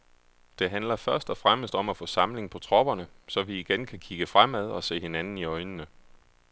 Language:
Danish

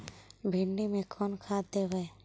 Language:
Magahi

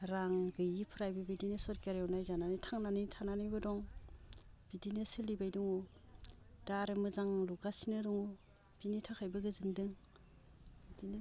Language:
Bodo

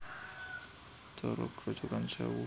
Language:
Javanese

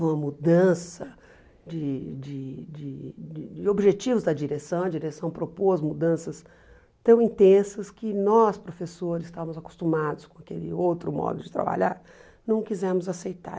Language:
Portuguese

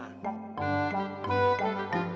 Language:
Indonesian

